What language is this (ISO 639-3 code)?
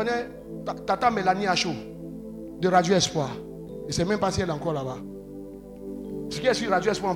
fra